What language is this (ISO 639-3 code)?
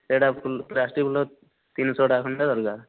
ori